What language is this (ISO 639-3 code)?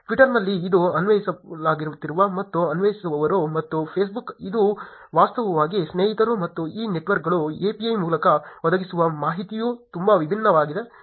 kan